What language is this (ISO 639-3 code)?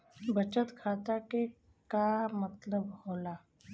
bho